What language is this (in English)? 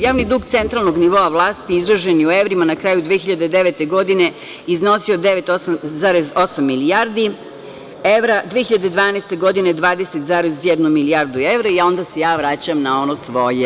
Serbian